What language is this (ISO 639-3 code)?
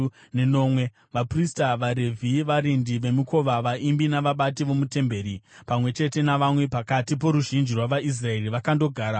sna